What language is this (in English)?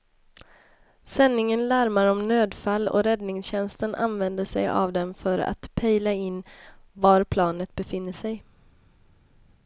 Swedish